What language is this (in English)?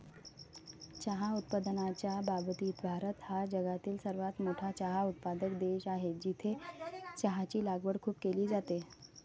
Marathi